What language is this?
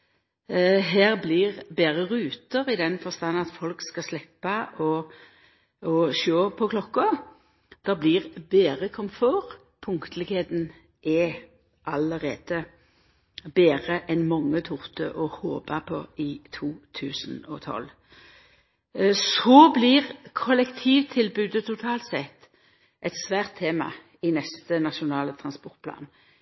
Norwegian Nynorsk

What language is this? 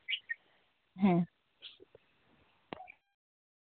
Santali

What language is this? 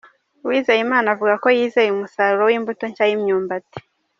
Kinyarwanda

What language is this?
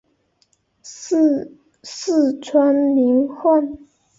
Chinese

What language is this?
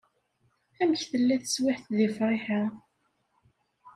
Kabyle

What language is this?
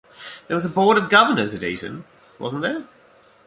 English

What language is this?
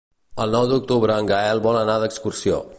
Catalan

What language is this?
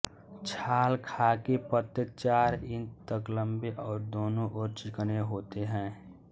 Hindi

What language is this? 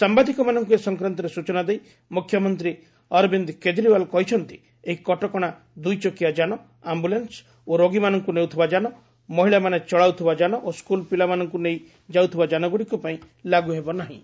Odia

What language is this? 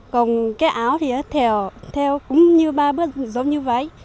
Vietnamese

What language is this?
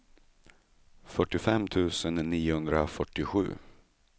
Swedish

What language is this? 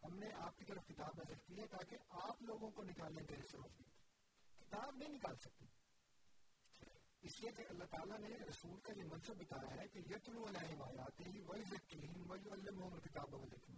Urdu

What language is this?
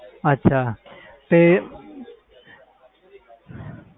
Punjabi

